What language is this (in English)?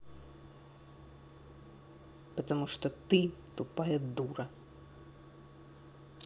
Russian